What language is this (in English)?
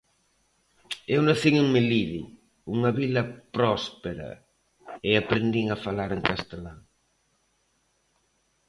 Galician